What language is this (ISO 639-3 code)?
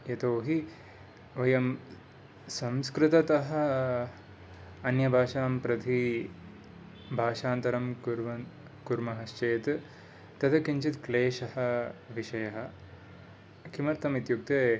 san